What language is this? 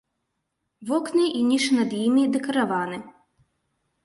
Belarusian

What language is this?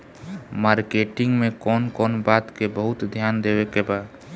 Bhojpuri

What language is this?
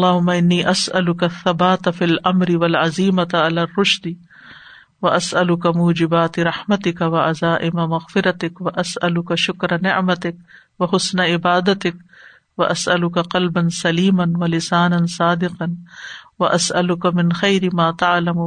Urdu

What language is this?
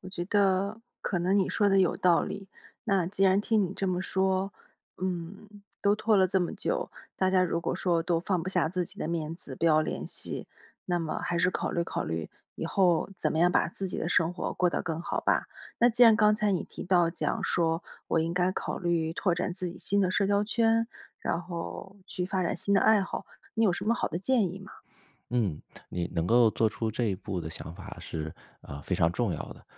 Chinese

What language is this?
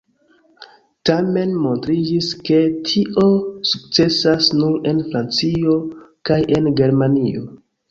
Esperanto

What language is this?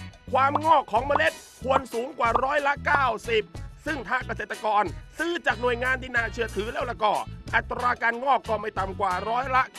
Thai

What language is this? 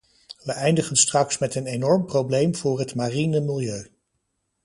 Dutch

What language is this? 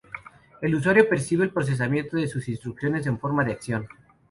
Spanish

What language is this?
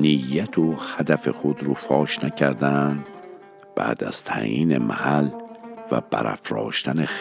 Persian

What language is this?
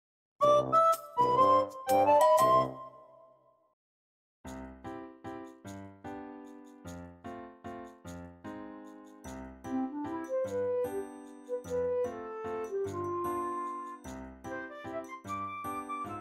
Japanese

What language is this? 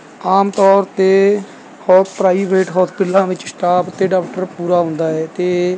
Punjabi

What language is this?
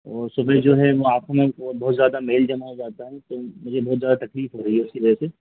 Hindi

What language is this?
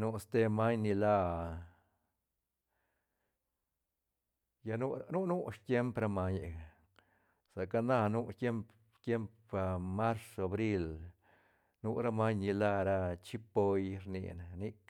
Santa Catarina Albarradas Zapotec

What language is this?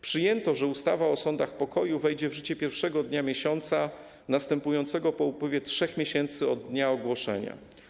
Polish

